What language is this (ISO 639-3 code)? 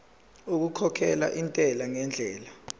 zul